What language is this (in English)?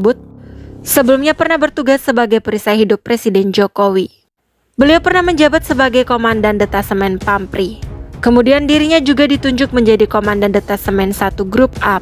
Indonesian